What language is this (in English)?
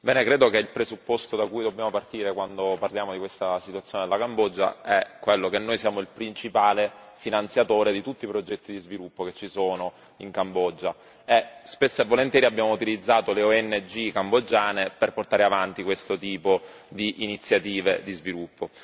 Italian